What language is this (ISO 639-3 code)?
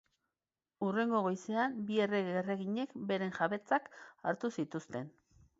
eus